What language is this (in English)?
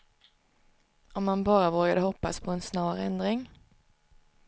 Swedish